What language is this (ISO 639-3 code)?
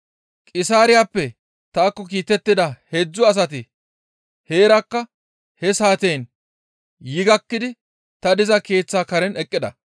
gmv